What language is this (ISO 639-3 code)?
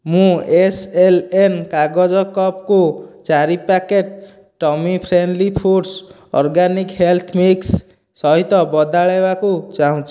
ori